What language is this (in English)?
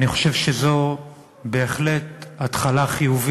Hebrew